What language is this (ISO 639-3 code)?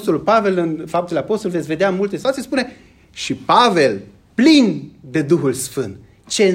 ron